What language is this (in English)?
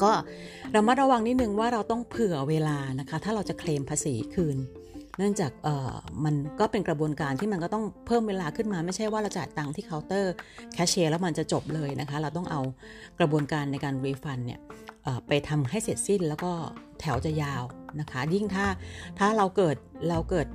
Thai